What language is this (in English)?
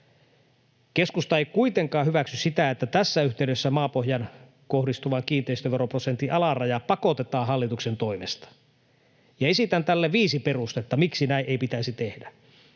Finnish